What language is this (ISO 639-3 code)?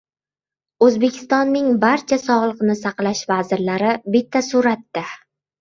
uzb